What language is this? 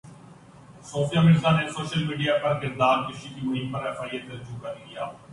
Urdu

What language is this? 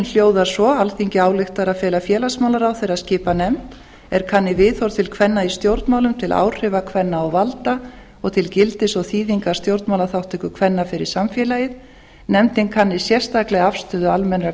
Icelandic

